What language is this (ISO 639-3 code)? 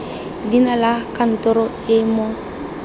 tsn